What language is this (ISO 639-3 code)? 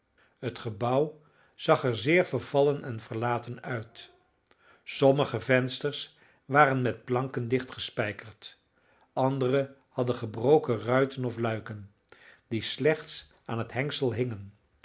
nld